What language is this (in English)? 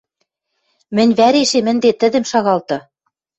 Western Mari